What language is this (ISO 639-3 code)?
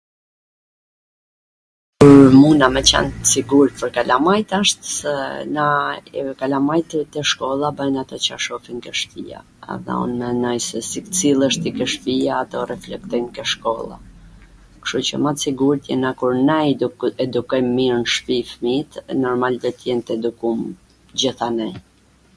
aln